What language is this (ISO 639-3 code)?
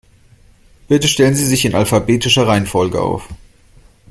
deu